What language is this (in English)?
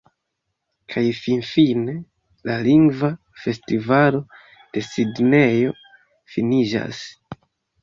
Esperanto